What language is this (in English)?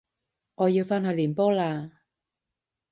Cantonese